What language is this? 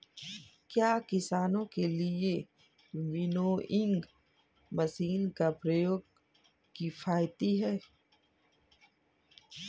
Hindi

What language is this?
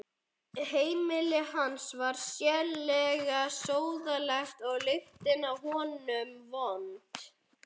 Icelandic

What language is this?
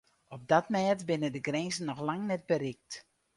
Western Frisian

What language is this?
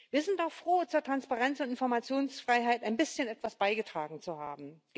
German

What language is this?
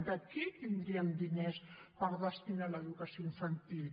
Catalan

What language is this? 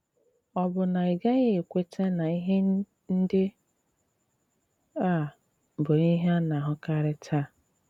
Igbo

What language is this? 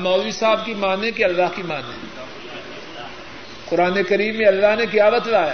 Urdu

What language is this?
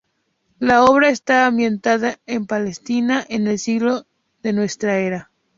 Spanish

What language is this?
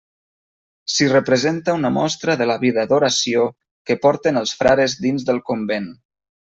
Catalan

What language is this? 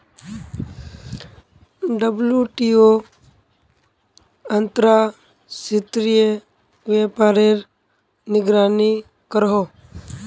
Magahi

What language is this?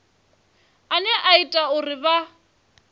Venda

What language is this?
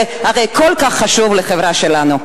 Hebrew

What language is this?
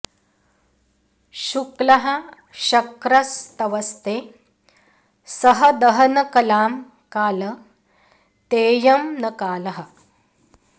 Sanskrit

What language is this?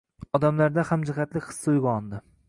Uzbek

